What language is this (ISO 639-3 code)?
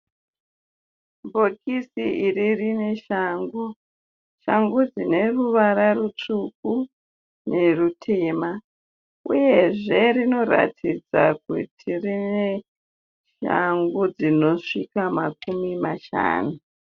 sna